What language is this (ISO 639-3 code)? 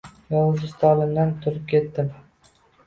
uzb